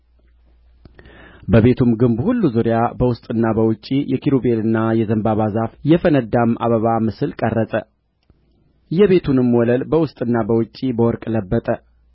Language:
Amharic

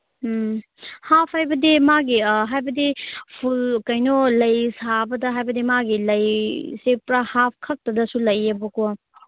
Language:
Manipuri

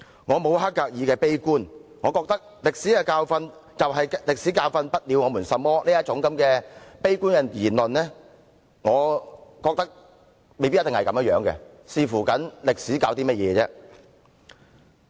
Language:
Cantonese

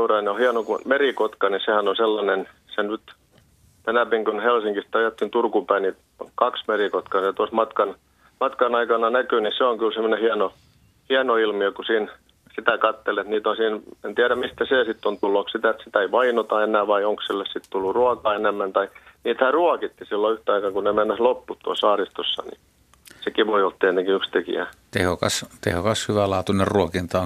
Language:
Finnish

